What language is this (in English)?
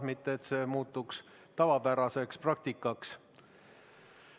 Estonian